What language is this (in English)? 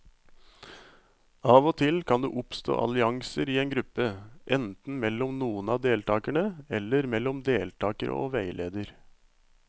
Norwegian